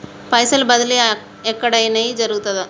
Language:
Telugu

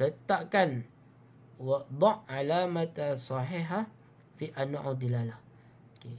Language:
Malay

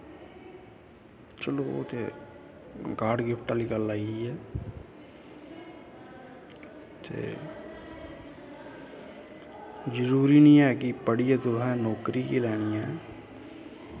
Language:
Dogri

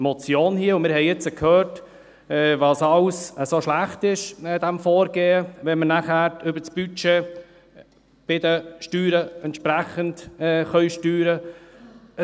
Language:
Swiss German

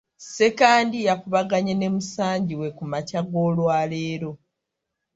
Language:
Ganda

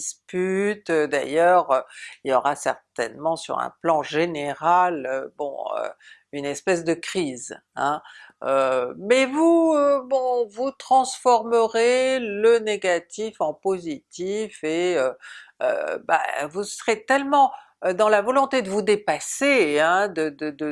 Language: French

